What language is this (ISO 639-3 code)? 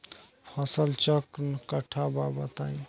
bho